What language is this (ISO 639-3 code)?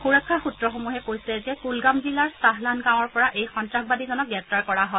asm